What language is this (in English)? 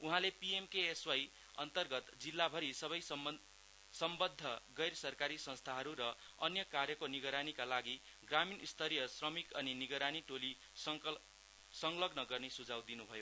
Nepali